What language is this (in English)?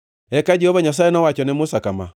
Luo (Kenya and Tanzania)